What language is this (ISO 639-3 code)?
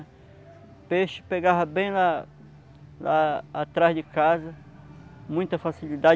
por